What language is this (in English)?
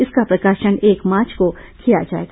Hindi